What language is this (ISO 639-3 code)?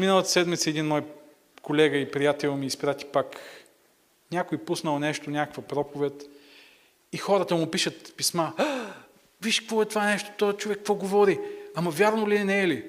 bul